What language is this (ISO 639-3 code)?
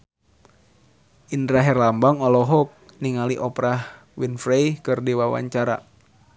sun